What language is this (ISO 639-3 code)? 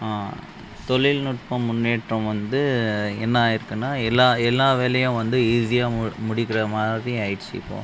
tam